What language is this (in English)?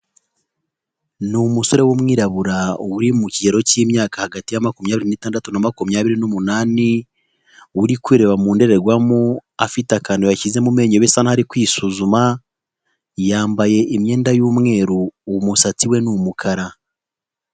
Kinyarwanda